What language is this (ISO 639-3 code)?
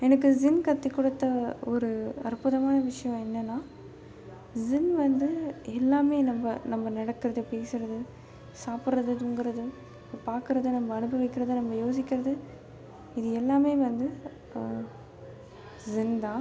tam